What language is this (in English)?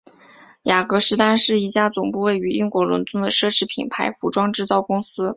Chinese